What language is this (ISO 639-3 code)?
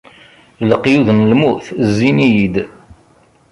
kab